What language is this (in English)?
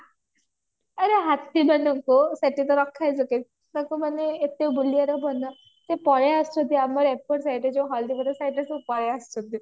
Odia